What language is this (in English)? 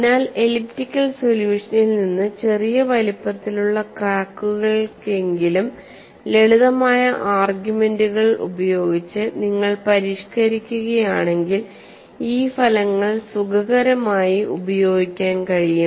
Malayalam